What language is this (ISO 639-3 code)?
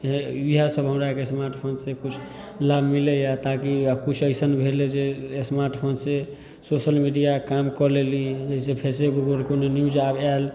mai